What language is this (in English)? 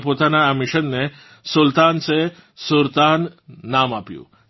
Gujarati